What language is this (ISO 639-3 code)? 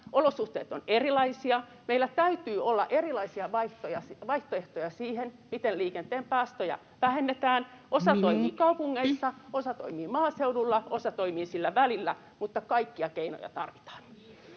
fin